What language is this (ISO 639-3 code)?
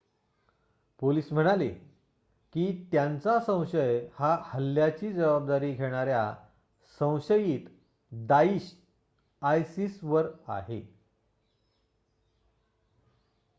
mar